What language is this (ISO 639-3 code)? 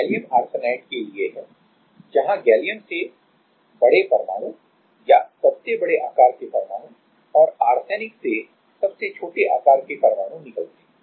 hin